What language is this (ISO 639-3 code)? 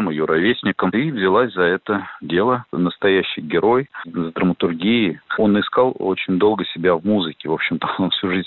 rus